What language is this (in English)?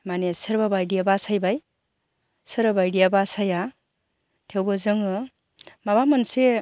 Bodo